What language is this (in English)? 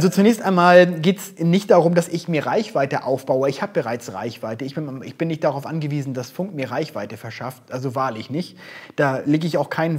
German